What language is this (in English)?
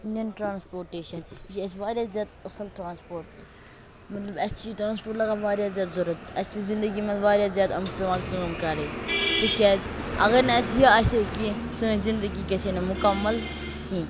Kashmiri